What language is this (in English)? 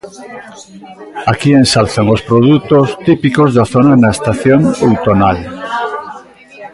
Galician